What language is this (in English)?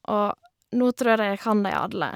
Norwegian